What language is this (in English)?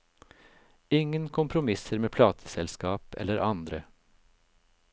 Norwegian